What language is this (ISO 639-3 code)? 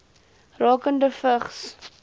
afr